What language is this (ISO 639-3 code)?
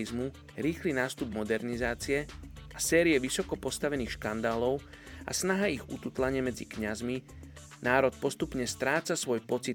slk